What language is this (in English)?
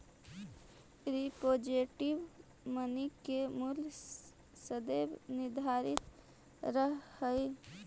Magahi